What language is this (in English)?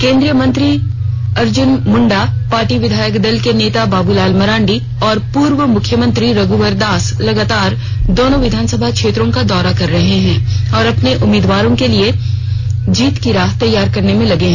Hindi